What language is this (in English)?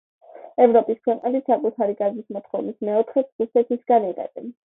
Georgian